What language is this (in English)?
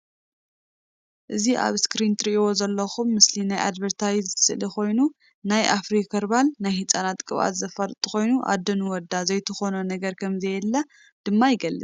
Tigrinya